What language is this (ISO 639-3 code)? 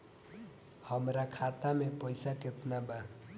bho